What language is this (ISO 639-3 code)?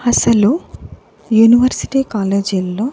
tel